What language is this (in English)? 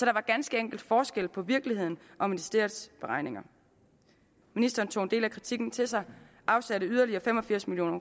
Danish